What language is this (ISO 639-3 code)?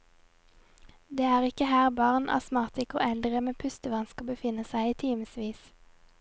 nor